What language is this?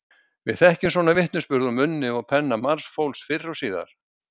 Icelandic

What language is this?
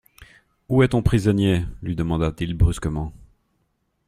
French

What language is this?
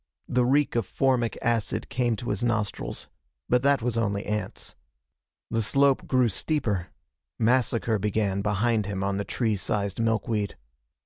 English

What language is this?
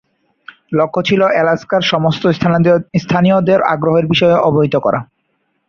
Bangla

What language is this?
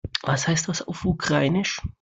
German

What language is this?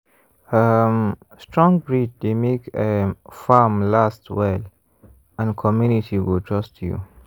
Nigerian Pidgin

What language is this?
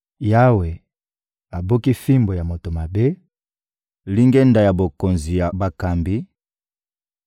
Lingala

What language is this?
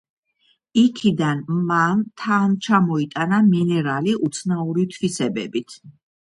Georgian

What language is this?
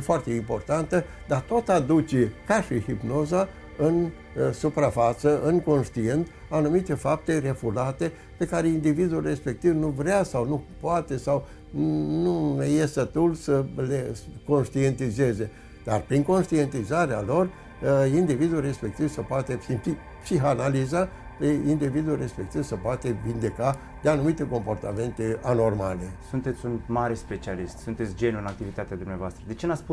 Romanian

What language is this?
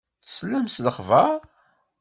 Kabyle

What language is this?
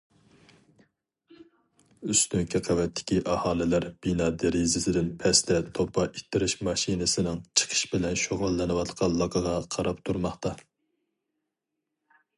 Uyghur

